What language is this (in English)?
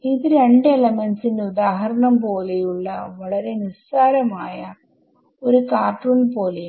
Malayalam